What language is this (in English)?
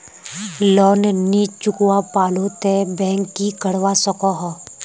Magahi